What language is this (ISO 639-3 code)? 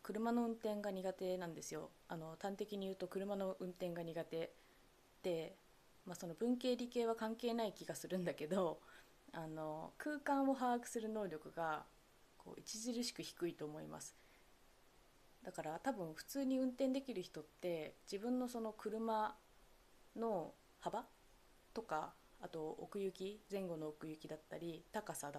jpn